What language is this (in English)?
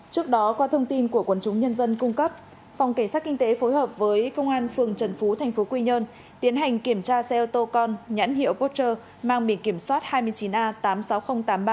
Vietnamese